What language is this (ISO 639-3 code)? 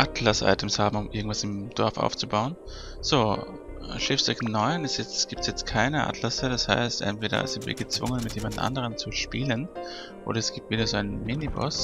deu